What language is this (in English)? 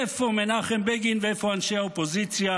Hebrew